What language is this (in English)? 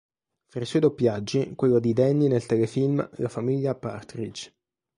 Italian